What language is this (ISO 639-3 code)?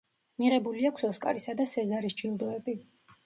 kat